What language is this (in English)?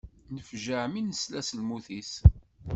Kabyle